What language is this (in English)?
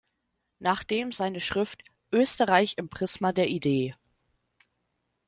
German